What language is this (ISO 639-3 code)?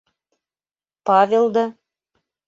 bak